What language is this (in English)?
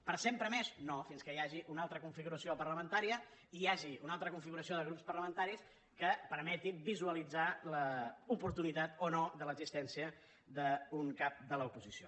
Catalan